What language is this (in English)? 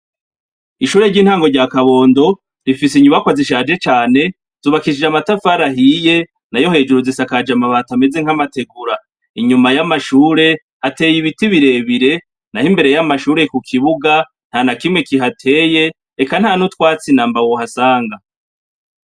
Rundi